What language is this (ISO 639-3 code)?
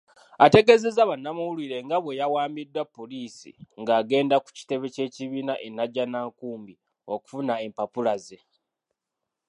lug